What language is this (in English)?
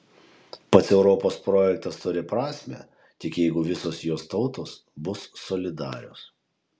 Lithuanian